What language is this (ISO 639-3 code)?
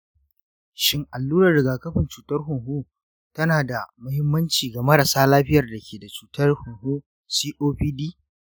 hau